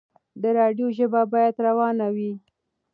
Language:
Pashto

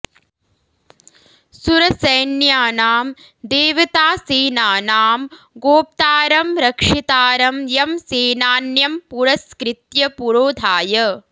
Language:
Sanskrit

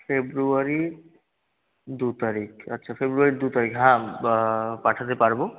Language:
Bangla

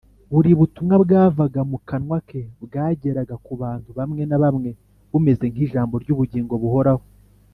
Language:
Kinyarwanda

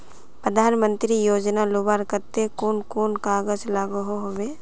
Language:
Magahi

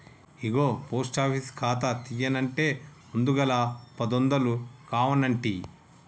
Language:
Telugu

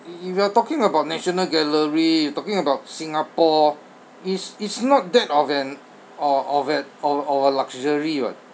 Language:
English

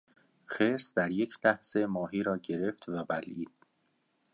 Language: Persian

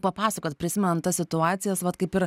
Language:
Lithuanian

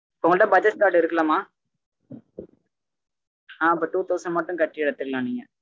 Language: Tamil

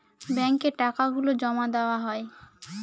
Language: Bangla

